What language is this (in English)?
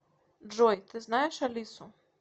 Russian